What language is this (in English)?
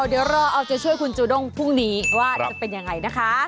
Thai